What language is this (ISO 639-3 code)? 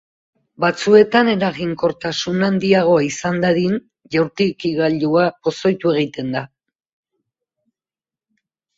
eus